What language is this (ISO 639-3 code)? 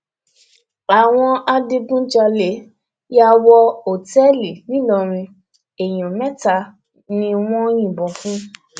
yor